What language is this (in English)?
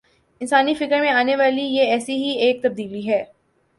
Urdu